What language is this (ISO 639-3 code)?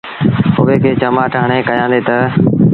sbn